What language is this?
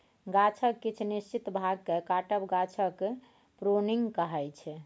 Maithili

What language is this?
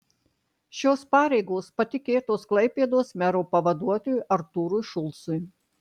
Lithuanian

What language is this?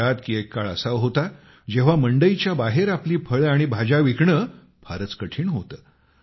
Marathi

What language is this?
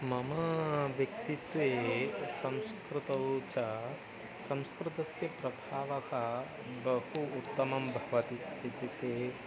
Sanskrit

